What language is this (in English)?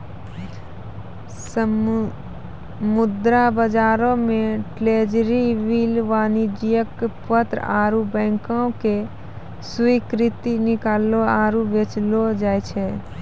Maithili